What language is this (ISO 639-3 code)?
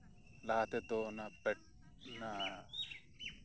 sat